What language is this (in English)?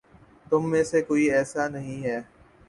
Urdu